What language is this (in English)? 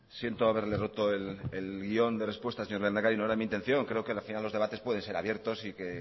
Spanish